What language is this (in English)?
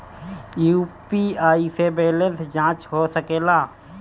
Bhojpuri